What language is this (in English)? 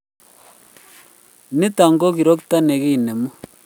Kalenjin